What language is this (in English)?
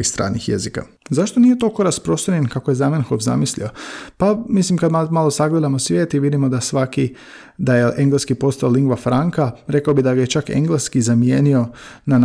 Croatian